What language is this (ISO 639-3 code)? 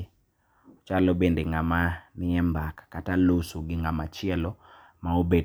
luo